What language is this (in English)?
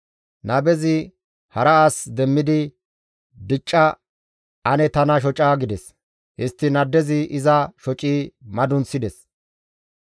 Gamo